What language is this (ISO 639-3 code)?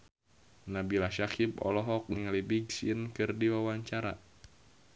sun